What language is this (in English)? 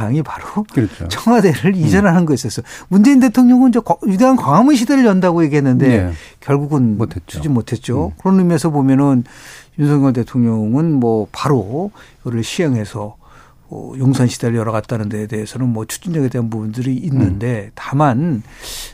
Korean